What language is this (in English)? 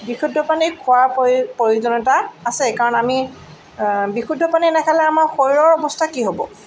Assamese